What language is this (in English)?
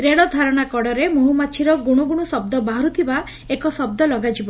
Odia